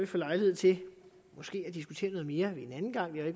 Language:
Danish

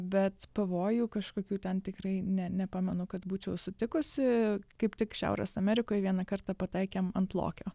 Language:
Lithuanian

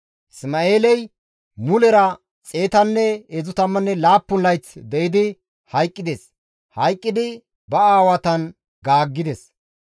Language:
Gamo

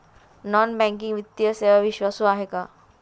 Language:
Marathi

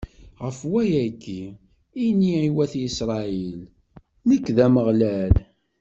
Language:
Kabyle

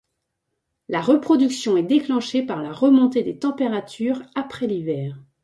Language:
French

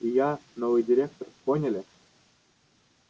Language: Russian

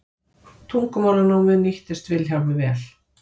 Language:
Icelandic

